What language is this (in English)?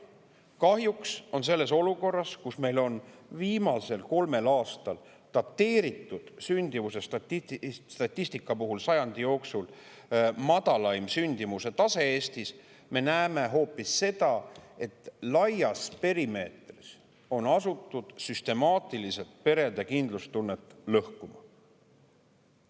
Estonian